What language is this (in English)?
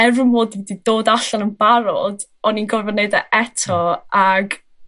Welsh